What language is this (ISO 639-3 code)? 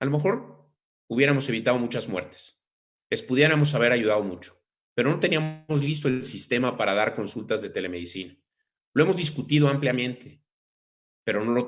spa